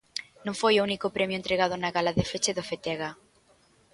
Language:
Galician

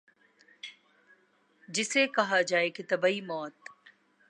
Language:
Urdu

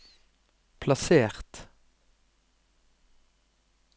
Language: Norwegian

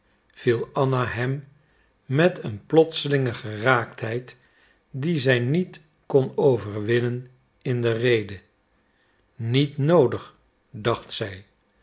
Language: Dutch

